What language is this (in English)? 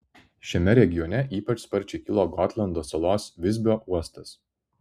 Lithuanian